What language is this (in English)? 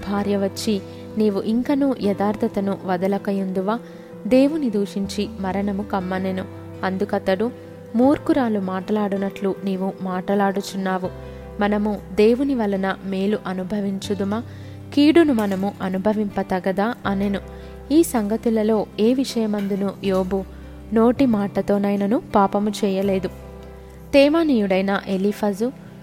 Telugu